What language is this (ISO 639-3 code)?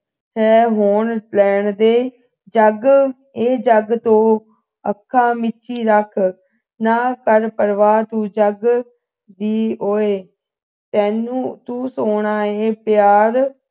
pan